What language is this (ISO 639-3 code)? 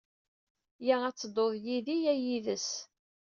kab